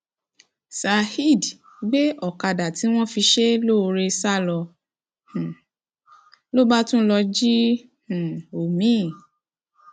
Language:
Yoruba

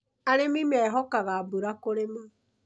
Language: Kikuyu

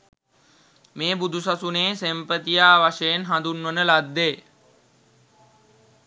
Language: Sinhala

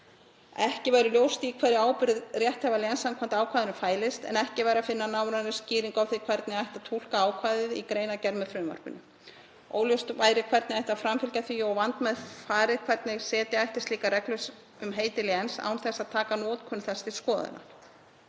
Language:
Icelandic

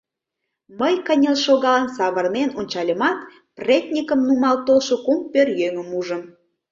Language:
Mari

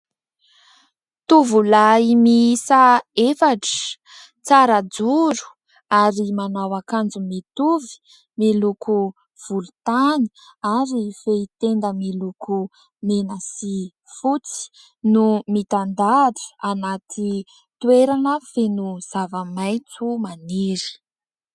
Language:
Malagasy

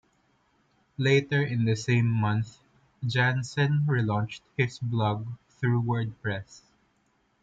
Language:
English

